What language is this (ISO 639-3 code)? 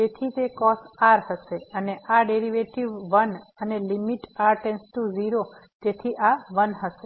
guj